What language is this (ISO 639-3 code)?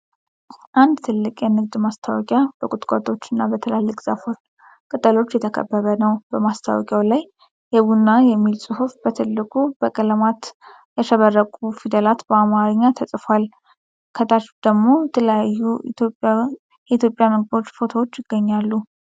amh